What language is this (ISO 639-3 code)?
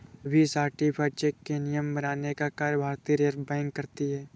hin